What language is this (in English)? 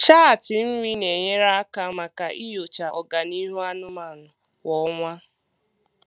Igbo